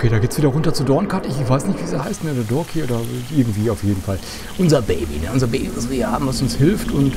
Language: German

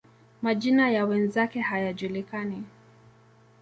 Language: Swahili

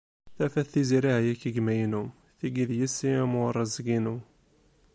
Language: Kabyle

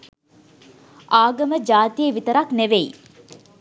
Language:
Sinhala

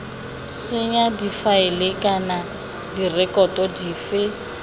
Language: Tswana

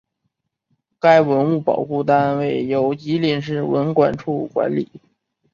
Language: Chinese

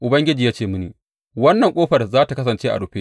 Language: Hausa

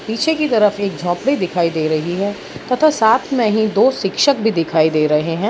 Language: Hindi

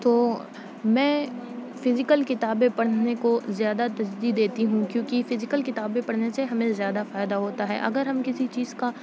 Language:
Urdu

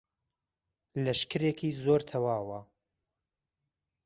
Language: Central Kurdish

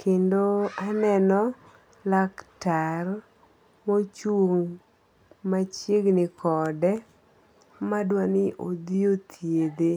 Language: Luo (Kenya and Tanzania)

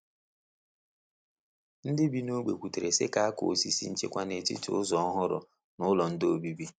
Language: Igbo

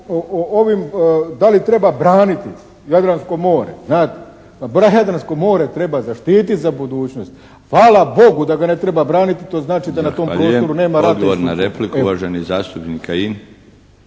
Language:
Croatian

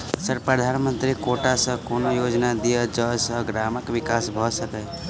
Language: Maithili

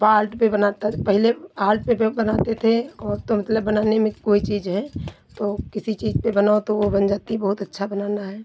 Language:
Hindi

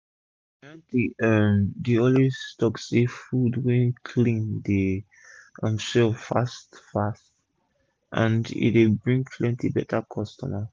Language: Nigerian Pidgin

